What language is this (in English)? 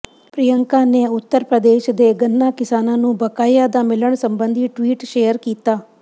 Punjabi